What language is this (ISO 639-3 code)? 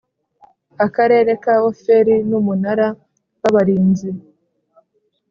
kin